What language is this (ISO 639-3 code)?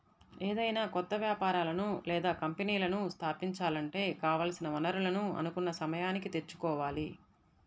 tel